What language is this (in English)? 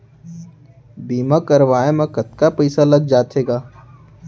Chhattisgarhi